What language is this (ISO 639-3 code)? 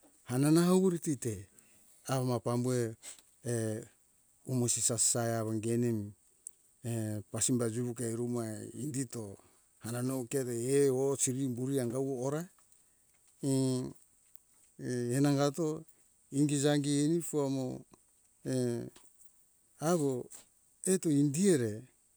hkk